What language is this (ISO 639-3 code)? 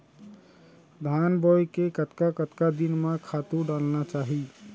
hne